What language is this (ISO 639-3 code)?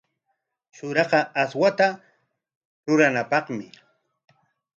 qwa